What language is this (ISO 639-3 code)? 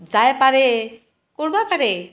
asm